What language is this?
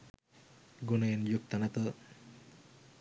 Sinhala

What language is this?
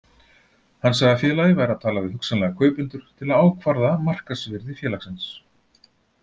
Icelandic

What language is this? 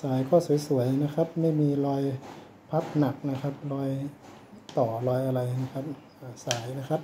Thai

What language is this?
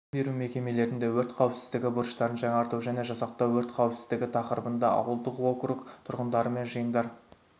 Kazakh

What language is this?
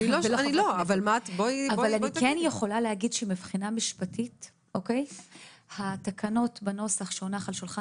Hebrew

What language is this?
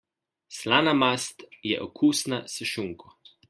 Slovenian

